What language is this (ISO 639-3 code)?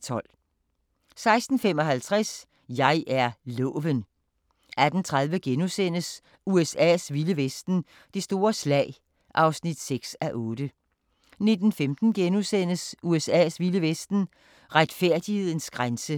dan